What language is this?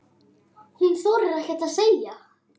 Icelandic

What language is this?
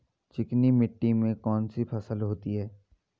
Hindi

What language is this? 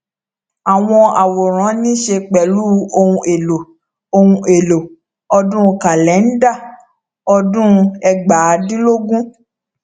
Yoruba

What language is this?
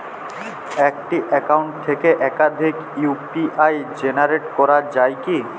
Bangla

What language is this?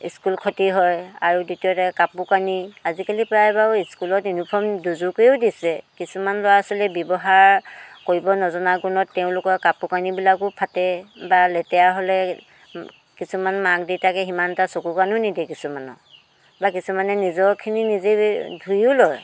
Assamese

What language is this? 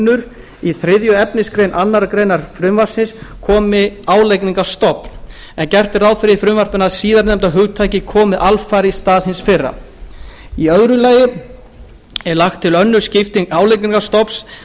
Icelandic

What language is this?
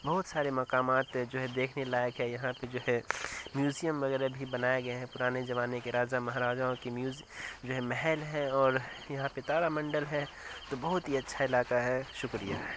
Urdu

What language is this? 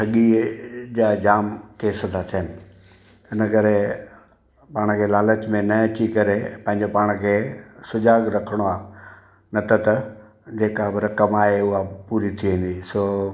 Sindhi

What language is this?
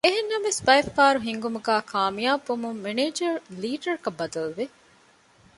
Divehi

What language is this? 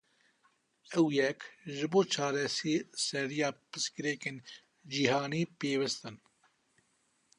Kurdish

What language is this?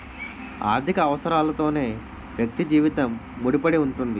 Telugu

